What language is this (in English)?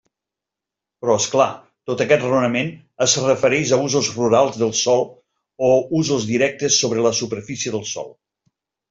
Catalan